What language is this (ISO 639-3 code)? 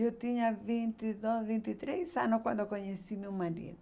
por